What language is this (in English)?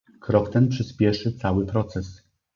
Polish